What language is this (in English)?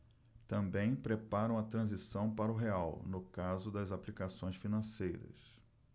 Portuguese